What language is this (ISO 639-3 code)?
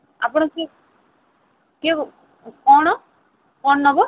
ori